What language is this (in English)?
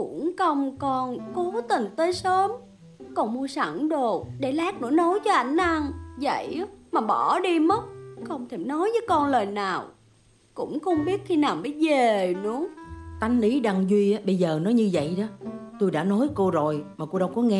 Vietnamese